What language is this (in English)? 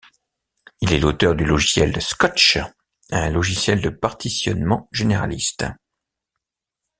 French